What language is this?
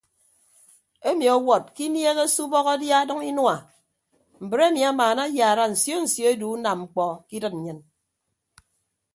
Ibibio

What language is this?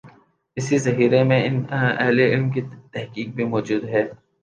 Urdu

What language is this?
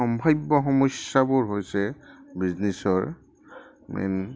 Assamese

